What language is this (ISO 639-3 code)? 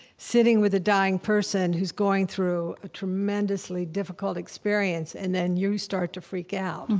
eng